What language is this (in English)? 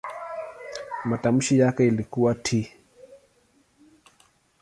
Swahili